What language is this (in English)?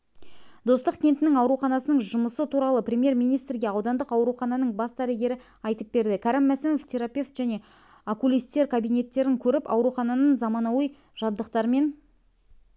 Kazakh